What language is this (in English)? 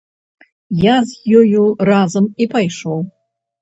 Belarusian